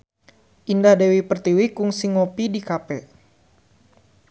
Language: Sundanese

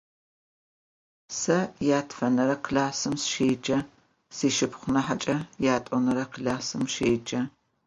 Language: Adyghe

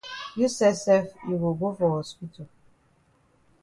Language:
Cameroon Pidgin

